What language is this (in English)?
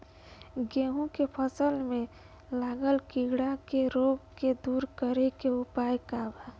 Bhojpuri